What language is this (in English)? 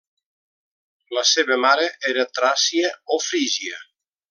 Catalan